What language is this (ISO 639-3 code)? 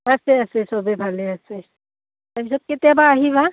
asm